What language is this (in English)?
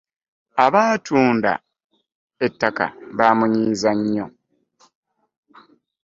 Ganda